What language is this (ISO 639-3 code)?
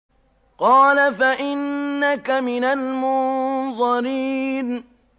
ara